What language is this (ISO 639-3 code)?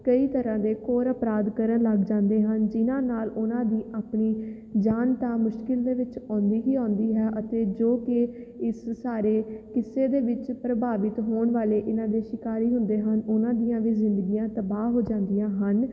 pan